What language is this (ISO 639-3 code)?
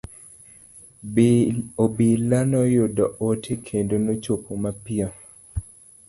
luo